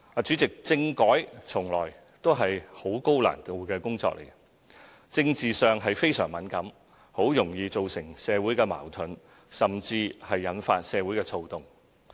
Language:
Cantonese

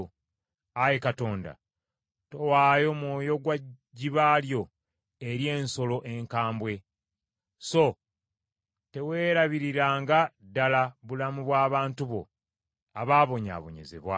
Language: Ganda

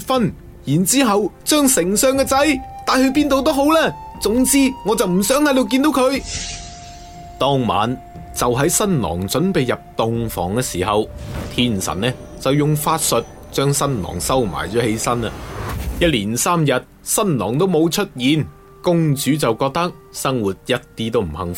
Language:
Chinese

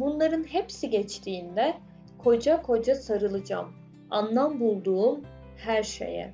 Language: Turkish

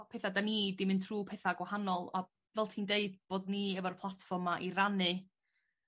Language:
Welsh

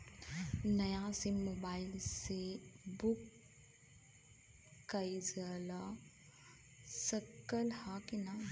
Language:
Bhojpuri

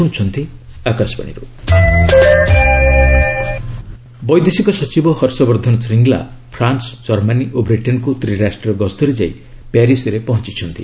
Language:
Odia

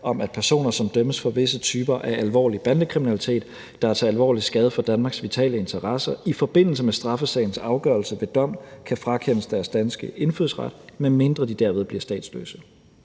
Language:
Danish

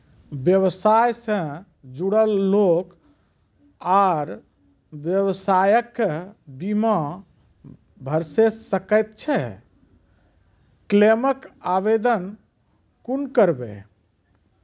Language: Maithili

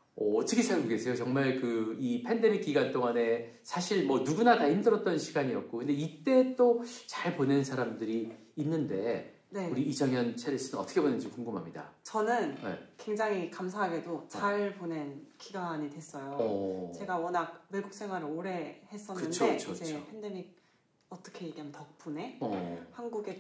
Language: Korean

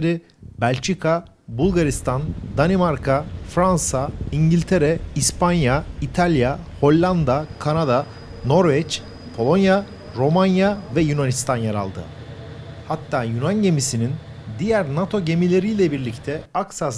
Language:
Turkish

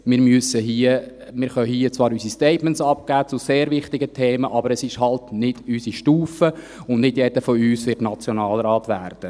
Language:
Swiss German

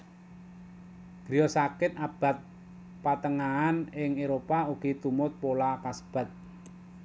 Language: Javanese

